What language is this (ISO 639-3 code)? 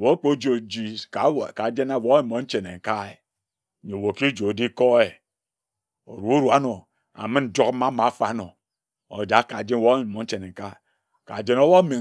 etu